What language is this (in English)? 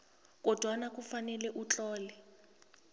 South Ndebele